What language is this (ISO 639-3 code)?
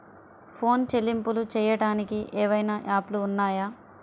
tel